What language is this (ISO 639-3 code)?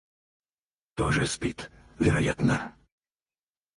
rus